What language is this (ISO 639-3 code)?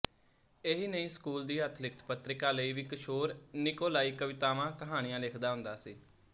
pan